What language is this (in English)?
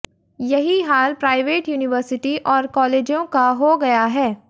Hindi